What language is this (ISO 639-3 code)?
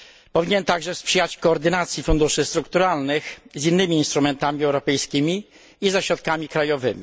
pol